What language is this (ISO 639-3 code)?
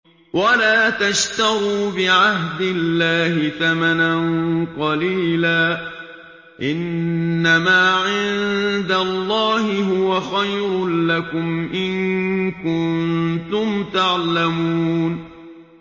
ara